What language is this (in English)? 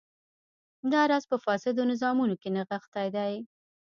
Pashto